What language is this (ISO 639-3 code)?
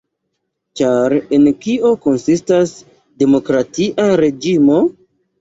epo